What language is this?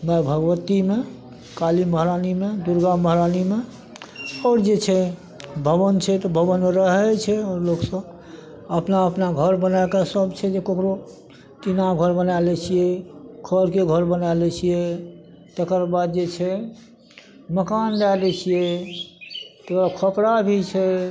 Maithili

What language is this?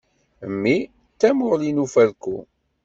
Kabyle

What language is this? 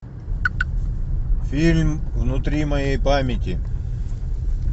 Russian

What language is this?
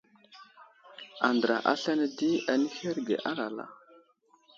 Wuzlam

